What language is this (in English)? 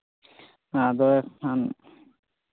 Santali